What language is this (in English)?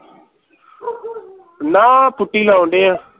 Punjabi